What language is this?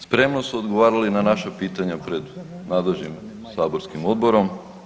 Croatian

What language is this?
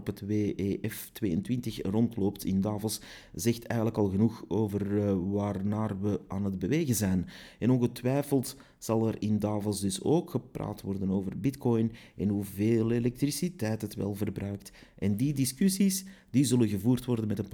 Dutch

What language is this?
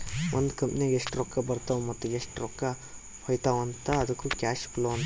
Kannada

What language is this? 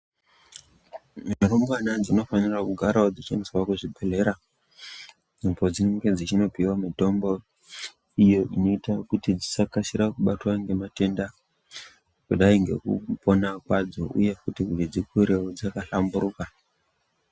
Ndau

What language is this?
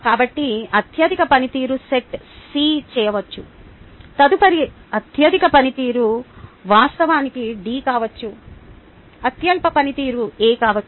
Telugu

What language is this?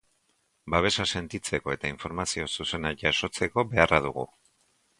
Basque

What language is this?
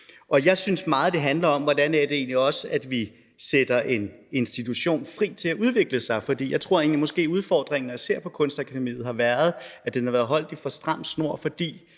Danish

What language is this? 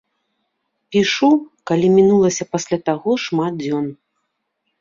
Belarusian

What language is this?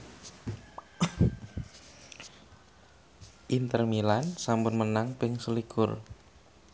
Javanese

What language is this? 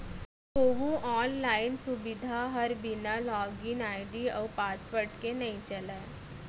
Chhattisgarhi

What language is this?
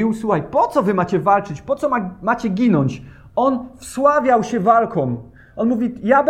Polish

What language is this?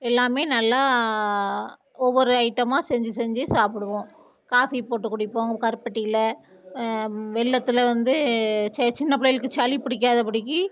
Tamil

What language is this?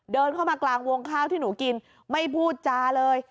Thai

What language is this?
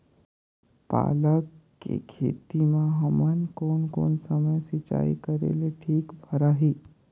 Chhattisgarhi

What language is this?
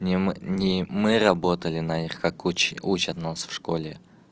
Russian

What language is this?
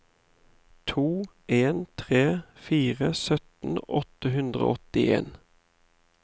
Norwegian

